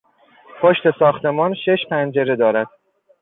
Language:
Persian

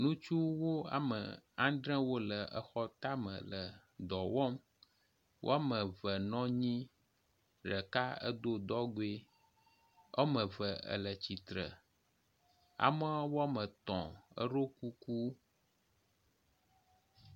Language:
Ewe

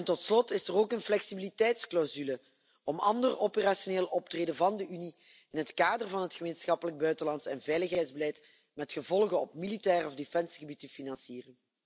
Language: Dutch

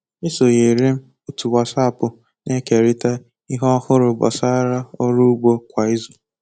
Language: Igbo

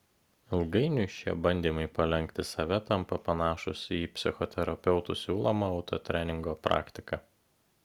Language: Lithuanian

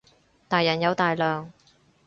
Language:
Cantonese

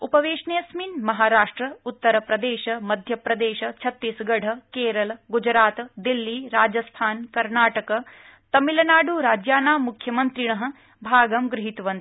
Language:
Sanskrit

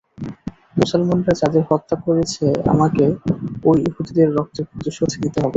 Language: Bangla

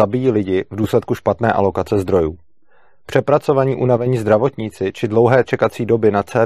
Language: Czech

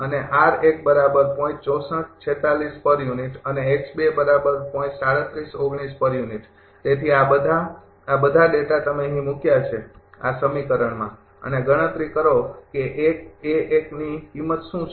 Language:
Gujarati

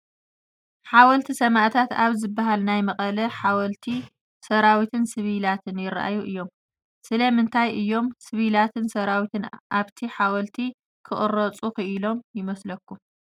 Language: Tigrinya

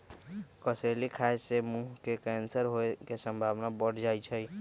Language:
Magahi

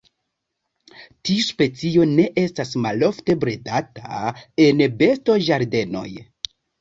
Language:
Esperanto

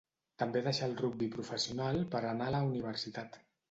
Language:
Catalan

